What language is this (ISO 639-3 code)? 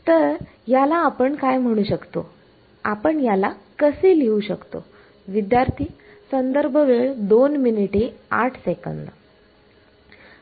mar